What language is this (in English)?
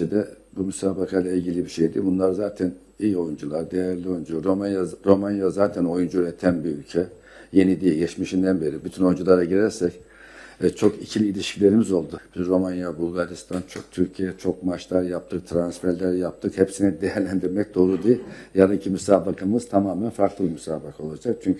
Turkish